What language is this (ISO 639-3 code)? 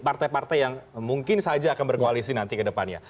ind